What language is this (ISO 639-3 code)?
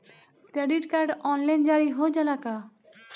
bho